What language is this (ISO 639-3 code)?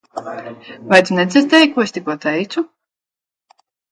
lav